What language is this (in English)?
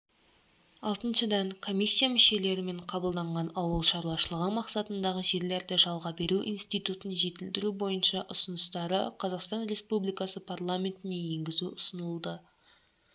Kazakh